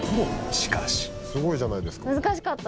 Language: Japanese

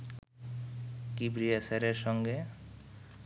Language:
Bangla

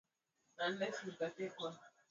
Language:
Swahili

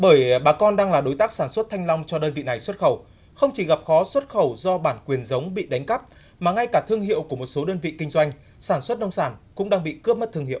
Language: Vietnamese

